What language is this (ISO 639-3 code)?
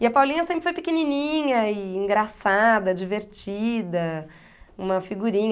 por